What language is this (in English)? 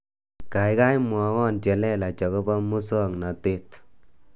Kalenjin